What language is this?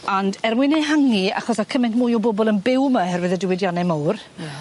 Welsh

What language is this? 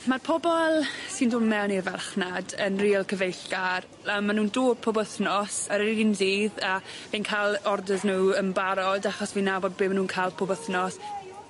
Welsh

